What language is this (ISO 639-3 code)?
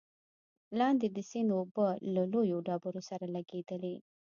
pus